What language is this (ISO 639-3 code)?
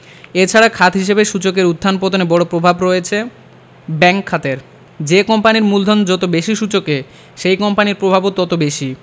ben